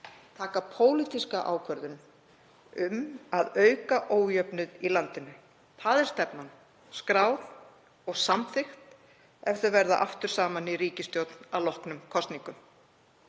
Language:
Icelandic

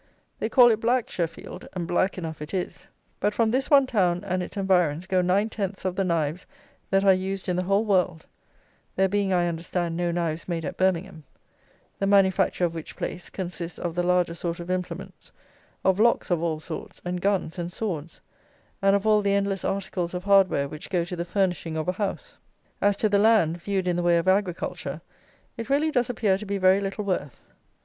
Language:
English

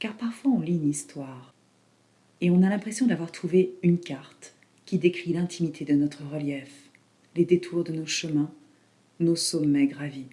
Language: French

